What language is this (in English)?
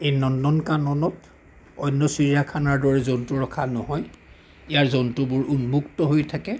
Assamese